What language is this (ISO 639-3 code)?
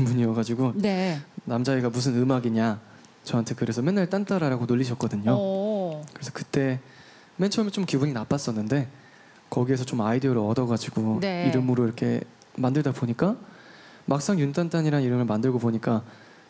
kor